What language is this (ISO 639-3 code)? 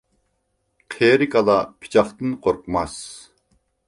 uig